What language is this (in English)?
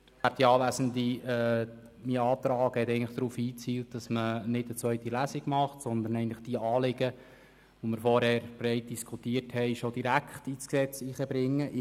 Swiss German